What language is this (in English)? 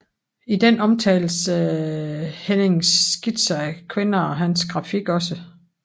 Danish